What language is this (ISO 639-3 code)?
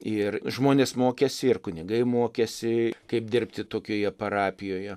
lit